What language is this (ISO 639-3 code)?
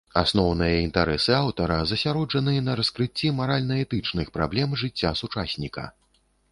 bel